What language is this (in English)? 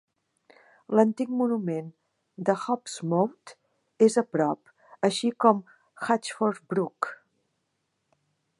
Catalan